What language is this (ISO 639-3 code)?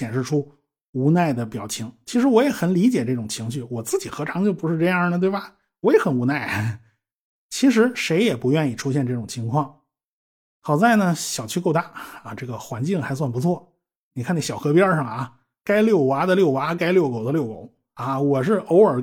zho